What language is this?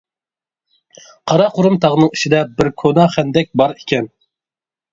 Uyghur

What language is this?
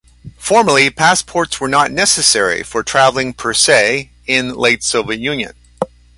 English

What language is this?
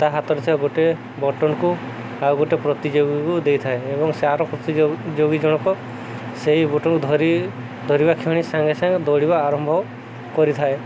Odia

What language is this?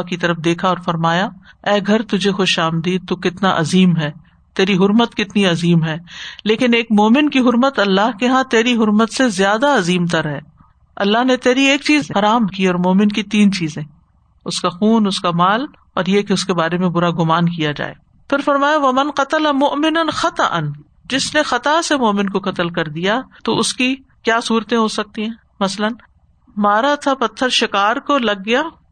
Urdu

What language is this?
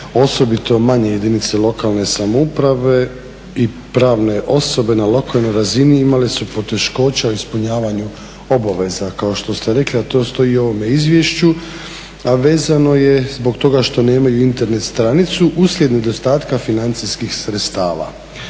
Croatian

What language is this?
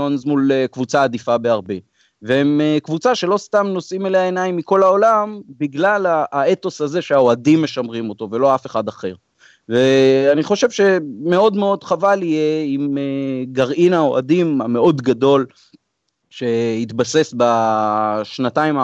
Hebrew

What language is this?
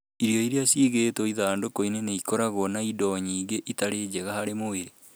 Kikuyu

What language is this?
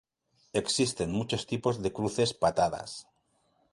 Spanish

